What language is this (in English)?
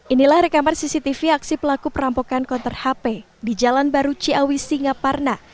Indonesian